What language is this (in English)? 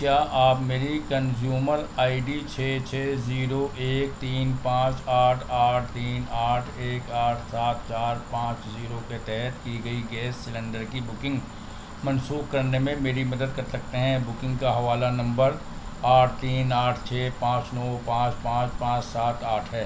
Urdu